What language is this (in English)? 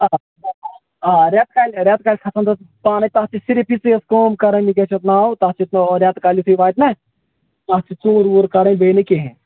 Kashmiri